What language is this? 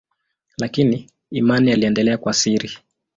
Swahili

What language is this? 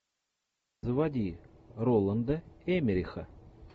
Russian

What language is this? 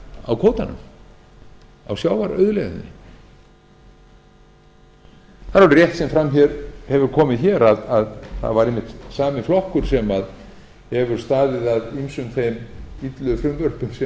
Icelandic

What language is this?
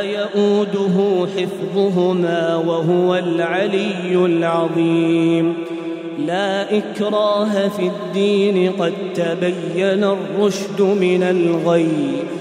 Arabic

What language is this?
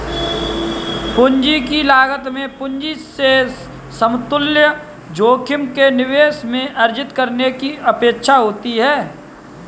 Hindi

